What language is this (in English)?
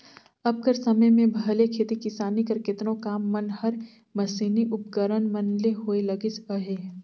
Chhattisgarhi